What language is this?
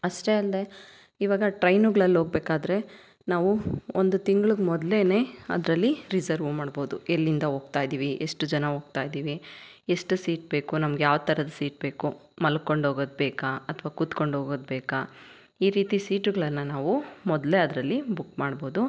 Kannada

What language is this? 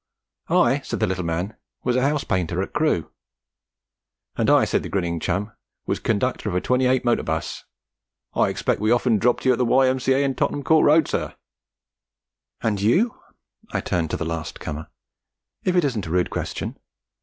English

